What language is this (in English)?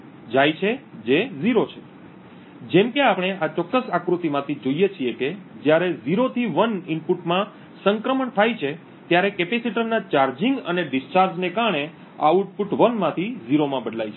Gujarati